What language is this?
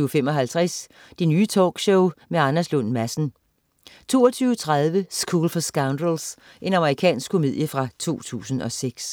Danish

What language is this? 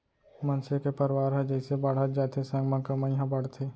Chhattisgarhi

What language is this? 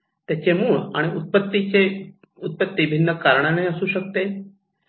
Marathi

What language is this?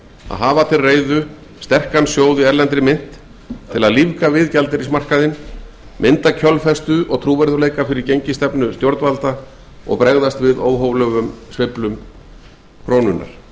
Icelandic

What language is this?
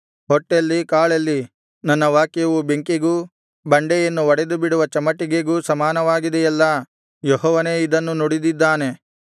Kannada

